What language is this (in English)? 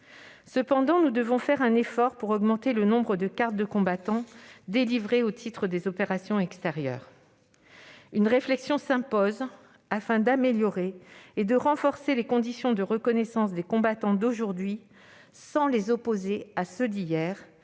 French